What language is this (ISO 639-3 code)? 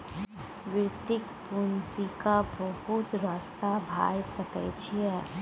mai